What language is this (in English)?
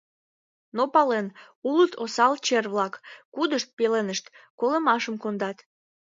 Mari